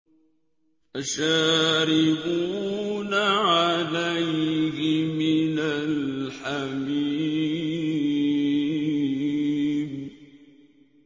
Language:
Arabic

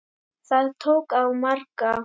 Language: Icelandic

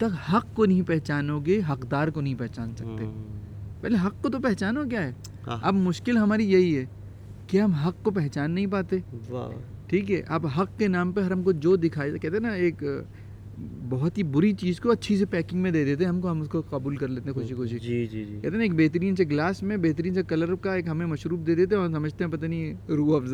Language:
Urdu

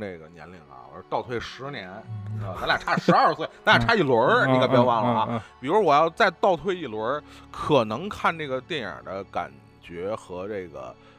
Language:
Chinese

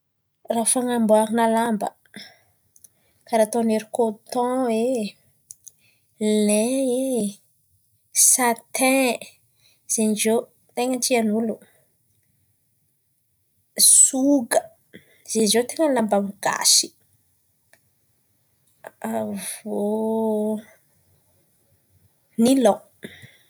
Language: Antankarana Malagasy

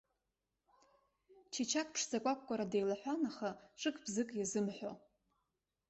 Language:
Abkhazian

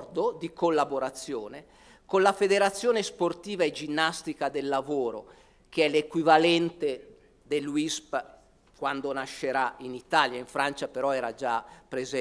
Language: Italian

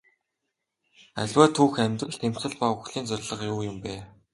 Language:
Mongolian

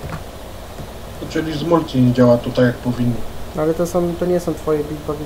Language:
Polish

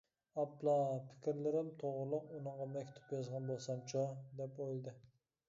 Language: Uyghur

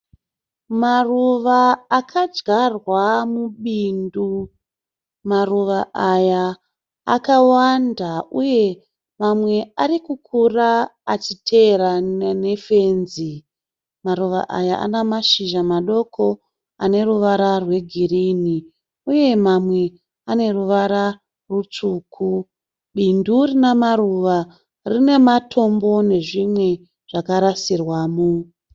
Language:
Shona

